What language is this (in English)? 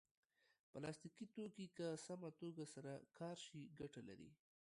Pashto